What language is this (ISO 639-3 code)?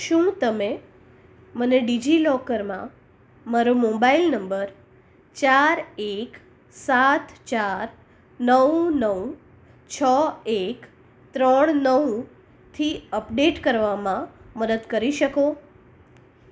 guj